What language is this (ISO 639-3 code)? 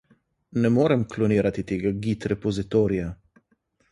slv